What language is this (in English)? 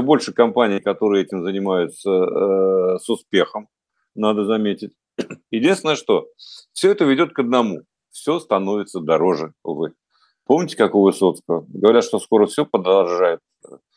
Russian